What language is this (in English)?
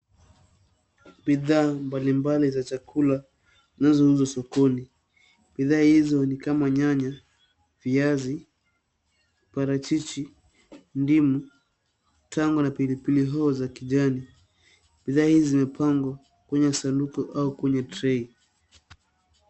Swahili